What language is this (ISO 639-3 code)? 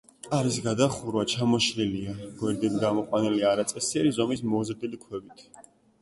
kat